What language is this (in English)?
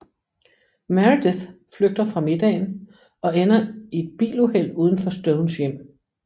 Danish